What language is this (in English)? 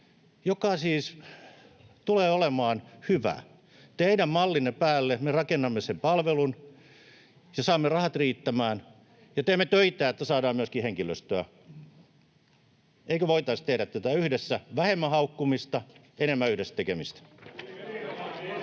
Finnish